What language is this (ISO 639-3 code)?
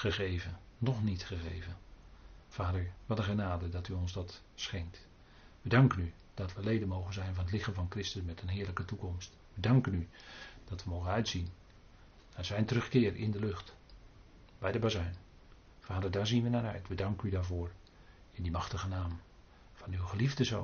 nld